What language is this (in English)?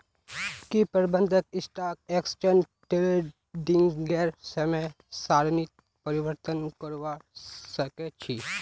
Magahi